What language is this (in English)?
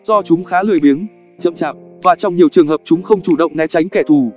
Vietnamese